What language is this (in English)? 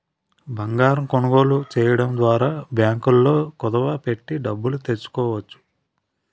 Telugu